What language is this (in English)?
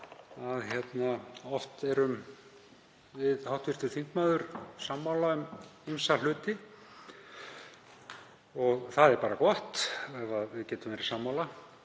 Icelandic